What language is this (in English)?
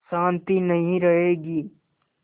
Hindi